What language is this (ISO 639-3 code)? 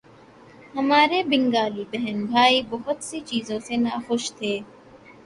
urd